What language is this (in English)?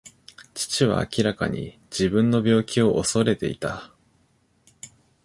Japanese